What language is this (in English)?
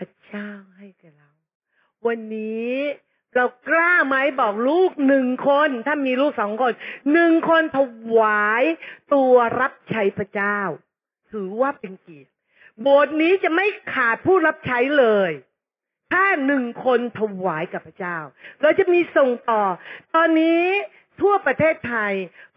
Thai